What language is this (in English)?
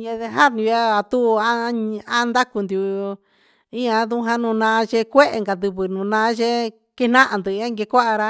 Huitepec Mixtec